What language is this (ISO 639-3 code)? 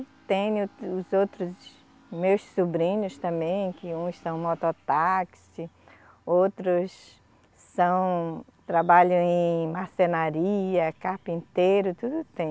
por